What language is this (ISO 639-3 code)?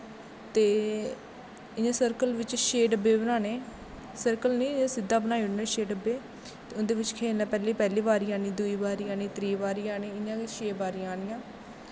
doi